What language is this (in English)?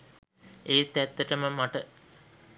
Sinhala